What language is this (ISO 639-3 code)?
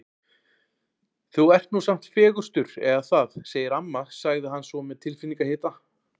isl